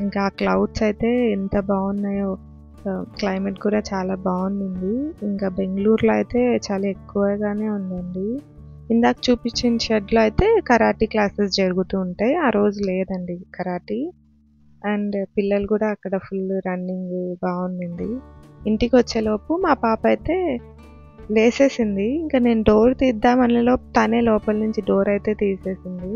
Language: Telugu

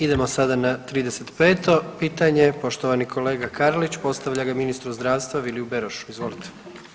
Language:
Croatian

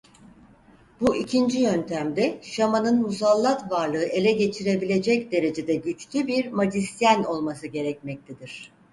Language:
Turkish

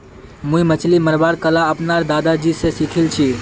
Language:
Magahi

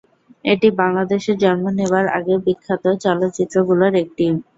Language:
Bangla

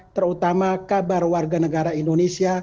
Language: Indonesian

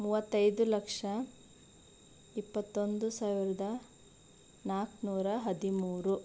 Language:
Kannada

